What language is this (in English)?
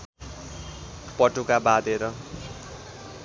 Nepali